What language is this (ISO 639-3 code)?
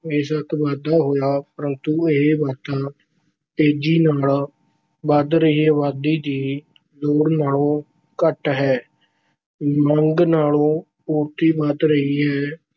pan